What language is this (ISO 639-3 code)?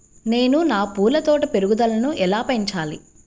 tel